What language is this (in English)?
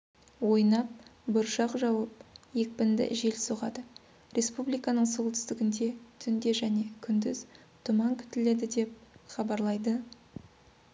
Kazakh